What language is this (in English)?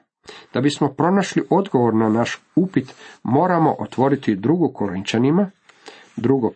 Croatian